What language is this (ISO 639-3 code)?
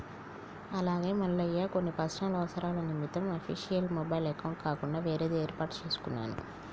tel